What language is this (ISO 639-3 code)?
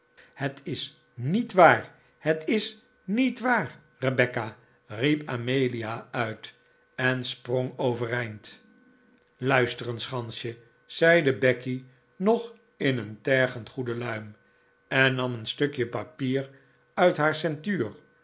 nld